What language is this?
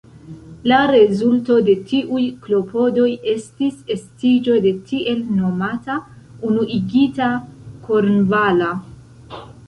Esperanto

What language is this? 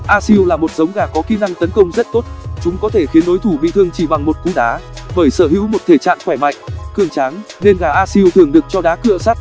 Vietnamese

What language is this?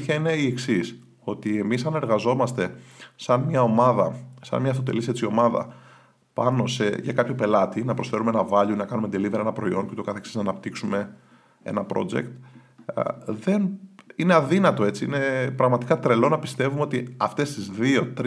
Greek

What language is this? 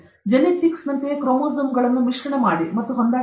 Kannada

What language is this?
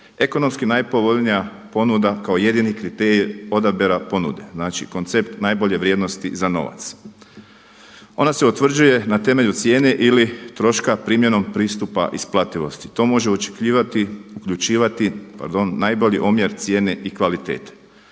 Croatian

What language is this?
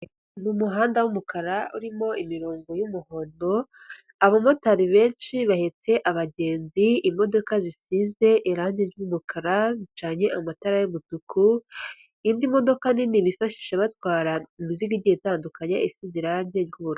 Kinyarwanda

